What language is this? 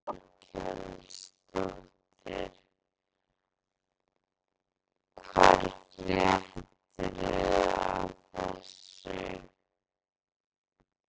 Icelandic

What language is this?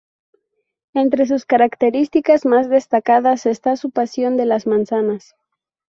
Spanish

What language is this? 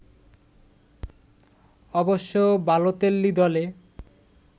Bangla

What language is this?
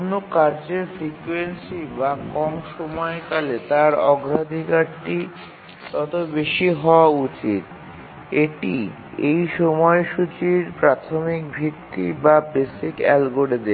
Bangla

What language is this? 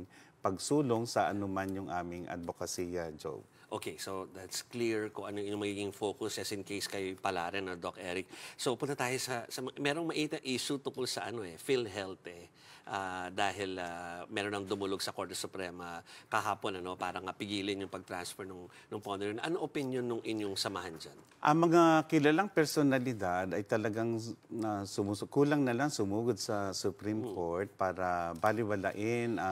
Filipino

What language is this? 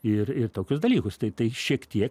Lithuanian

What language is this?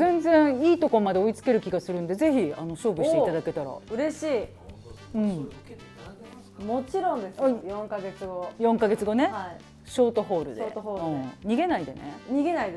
Japanese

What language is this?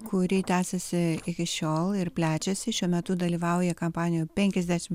Lithuanian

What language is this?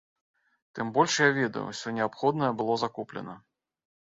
Belarusian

